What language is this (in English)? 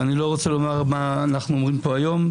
Hebrew